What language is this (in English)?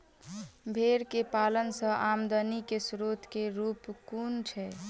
Maithili